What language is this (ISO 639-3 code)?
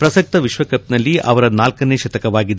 kan